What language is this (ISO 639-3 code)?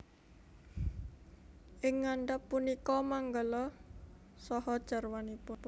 jav